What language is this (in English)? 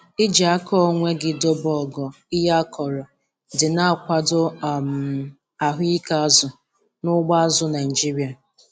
Igbo